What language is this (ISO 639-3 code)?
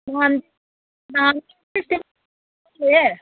mni